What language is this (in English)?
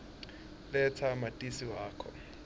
Swati